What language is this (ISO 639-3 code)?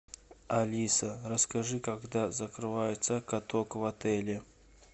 rus